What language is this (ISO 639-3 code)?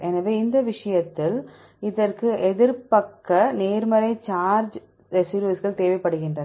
tam